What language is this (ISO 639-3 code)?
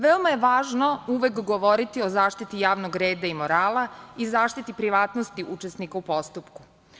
srp